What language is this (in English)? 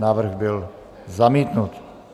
Czech